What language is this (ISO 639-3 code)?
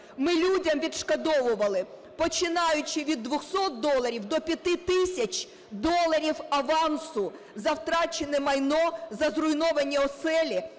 ukr